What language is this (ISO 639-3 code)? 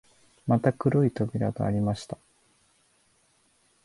jpn